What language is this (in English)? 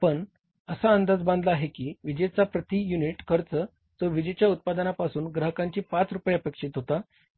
Marathi